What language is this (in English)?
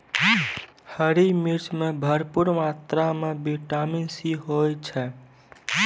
Maithili